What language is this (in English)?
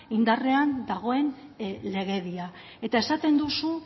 Basque